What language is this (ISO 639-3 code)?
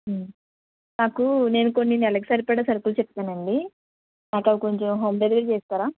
tel